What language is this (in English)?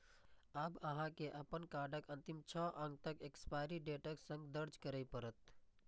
Maithili